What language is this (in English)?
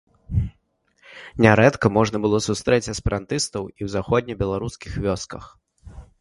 Belarusian